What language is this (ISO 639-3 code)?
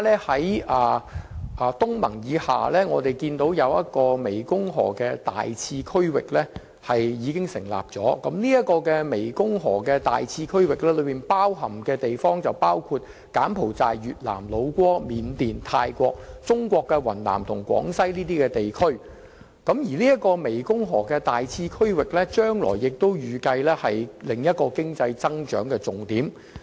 yue